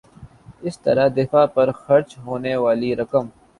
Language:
Urdu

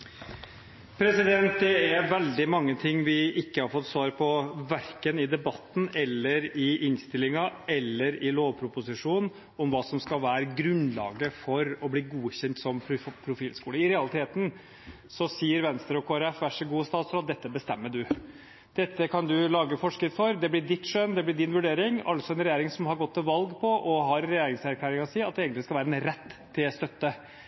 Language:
Norwegian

